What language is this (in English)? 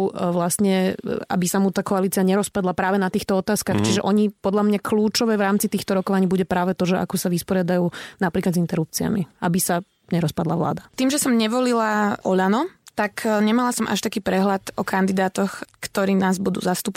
Slovak